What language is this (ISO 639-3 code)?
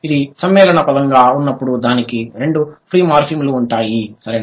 tel